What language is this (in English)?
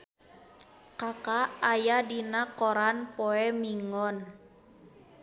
Sundanese